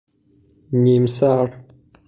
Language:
Persian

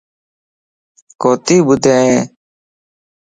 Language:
Lasi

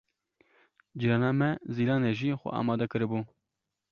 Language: Kurdish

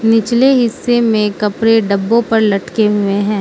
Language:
Hindi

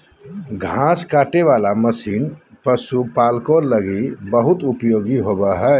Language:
Magahi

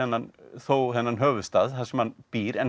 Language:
Icelandic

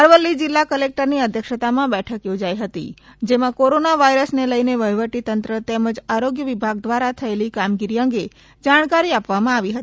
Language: Gujarati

